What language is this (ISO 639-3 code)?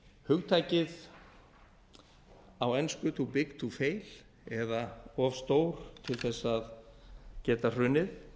isl